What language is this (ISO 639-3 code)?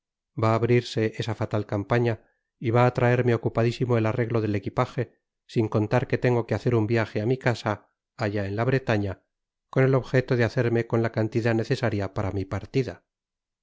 spa